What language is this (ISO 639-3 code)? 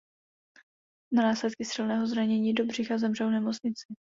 ces